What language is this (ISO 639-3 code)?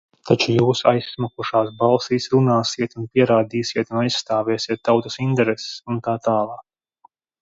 lav